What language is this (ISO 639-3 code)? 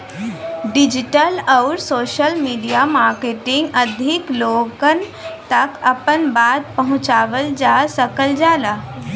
bho